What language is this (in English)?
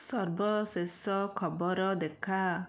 Odia